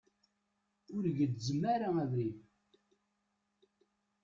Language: Kabyle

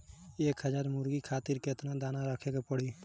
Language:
Bhojpuri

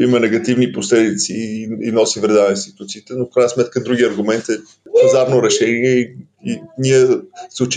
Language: Bulgarian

